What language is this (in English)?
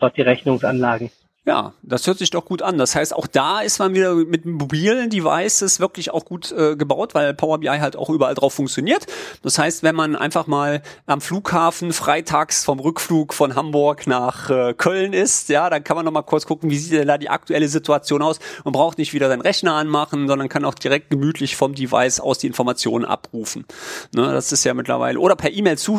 German